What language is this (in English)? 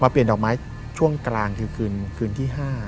Thai